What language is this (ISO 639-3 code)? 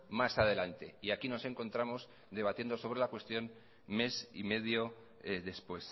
spa